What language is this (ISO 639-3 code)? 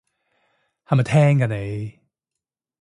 yue